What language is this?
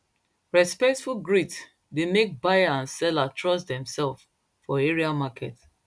Nigerian Pidgin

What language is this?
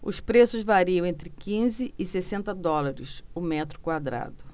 Portuguese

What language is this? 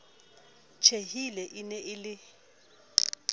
Southern Sotho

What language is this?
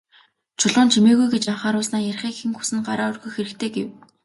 Mongolian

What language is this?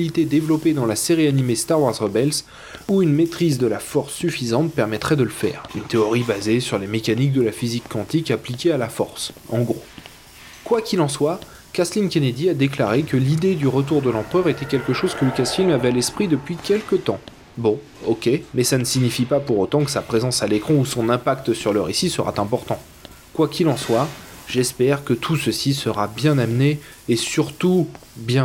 French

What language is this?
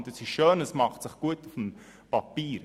Swiss German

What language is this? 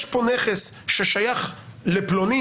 Hebrew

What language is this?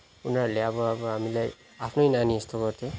Nepali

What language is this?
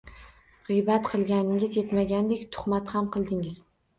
Uzbek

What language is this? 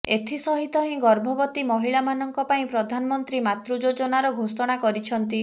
Odia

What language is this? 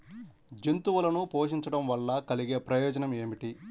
Telugu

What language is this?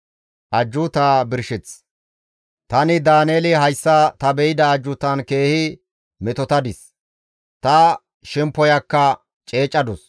Gamo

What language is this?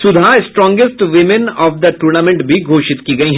Hindi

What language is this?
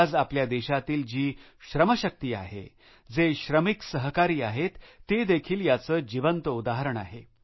Marathi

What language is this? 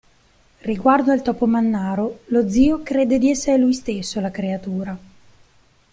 Italian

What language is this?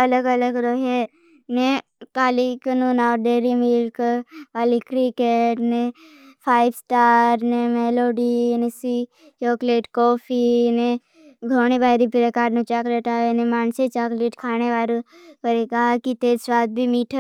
Bhili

